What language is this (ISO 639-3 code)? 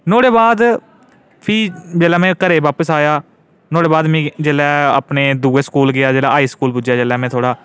doi